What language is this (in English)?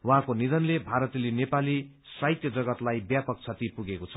Nepali